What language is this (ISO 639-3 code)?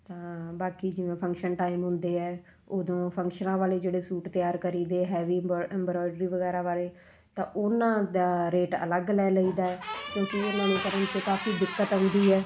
pan